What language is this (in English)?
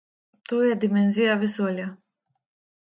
Slovenian